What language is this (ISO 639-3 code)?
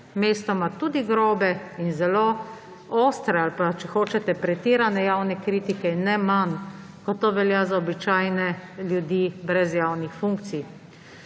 slv